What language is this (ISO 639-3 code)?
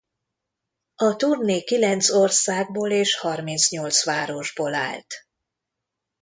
hun